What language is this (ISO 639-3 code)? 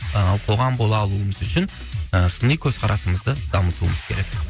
kaz